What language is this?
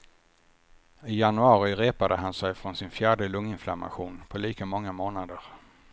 Swedish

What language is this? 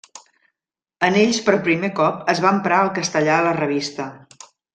Catalan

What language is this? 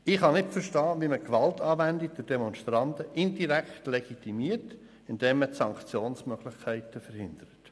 Swiss German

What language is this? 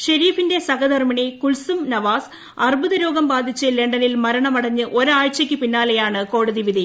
Malayalam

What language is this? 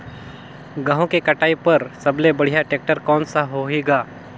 Chhattisgarhi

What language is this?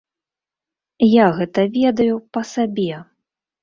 Belarusian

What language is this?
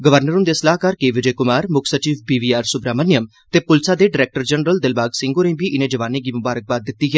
Dogri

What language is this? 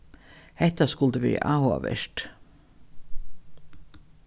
Faroese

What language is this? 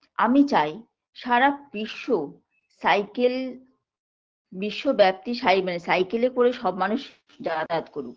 Bangla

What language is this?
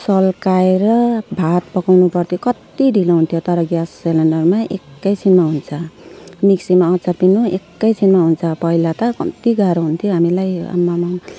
Nepali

